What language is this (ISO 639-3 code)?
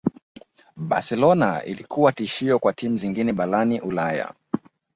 swa